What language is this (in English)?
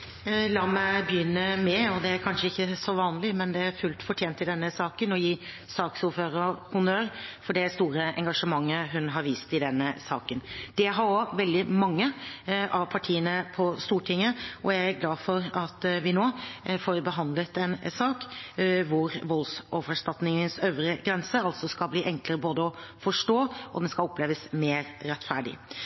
Norwegian